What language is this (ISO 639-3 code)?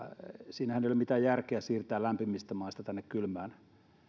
fin